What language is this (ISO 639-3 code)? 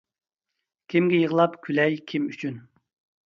uig